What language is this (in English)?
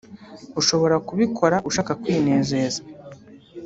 Kinyarwanda